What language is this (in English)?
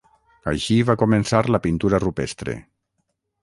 Catalan